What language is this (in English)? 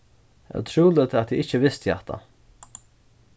Faroese